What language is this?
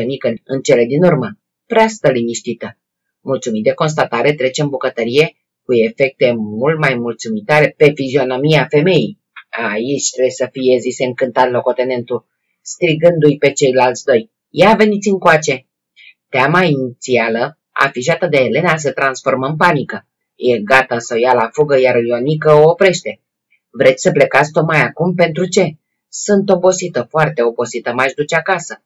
Romanian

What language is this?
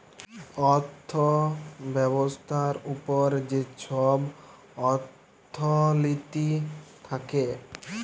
Bangla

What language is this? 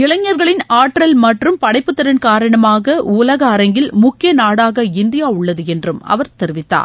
Tamil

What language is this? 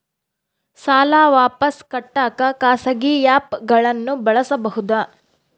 Kannada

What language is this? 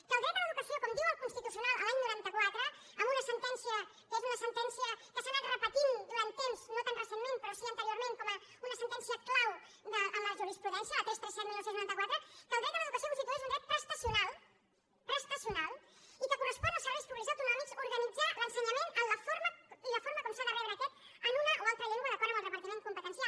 Catalan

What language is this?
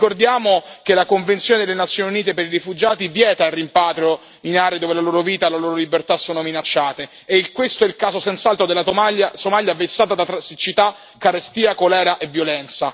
Italian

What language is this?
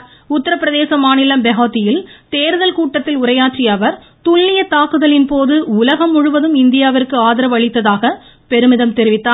Tamil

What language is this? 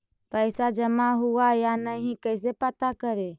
Magahi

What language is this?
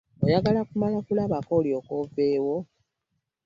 Ganda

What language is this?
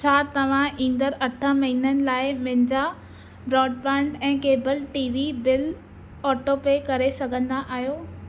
Sindhi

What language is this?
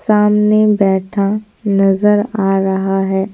Hindi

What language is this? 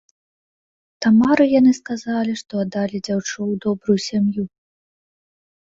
Belarusian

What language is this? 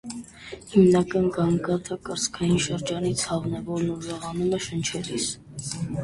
Armenian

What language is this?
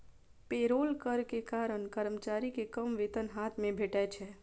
Maithili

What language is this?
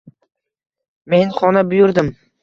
Uzbek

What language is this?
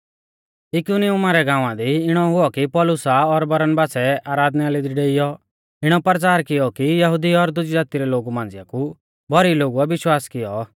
Mahasu Pahari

